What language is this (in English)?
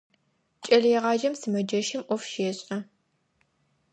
Adyghe